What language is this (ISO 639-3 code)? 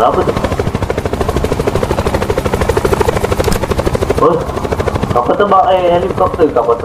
msa